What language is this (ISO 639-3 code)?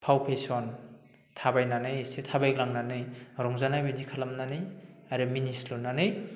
brx